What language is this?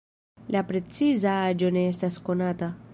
Esperanto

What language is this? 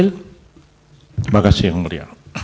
Indonesian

